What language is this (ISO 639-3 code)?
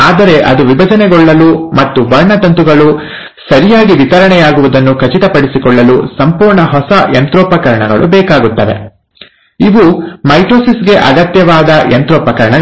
kan